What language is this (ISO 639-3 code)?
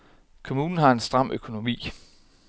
dan